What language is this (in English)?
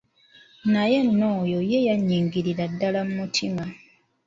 Ganda